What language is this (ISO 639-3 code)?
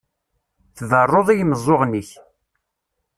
kab